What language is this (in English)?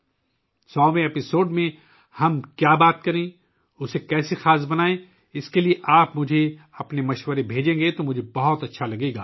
Urdu